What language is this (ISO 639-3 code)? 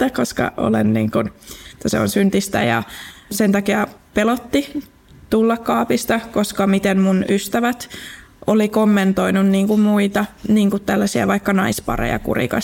fin